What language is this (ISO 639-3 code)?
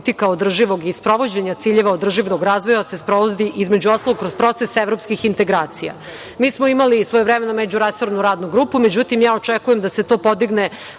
srp